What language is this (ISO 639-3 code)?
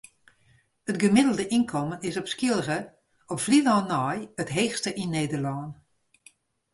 fry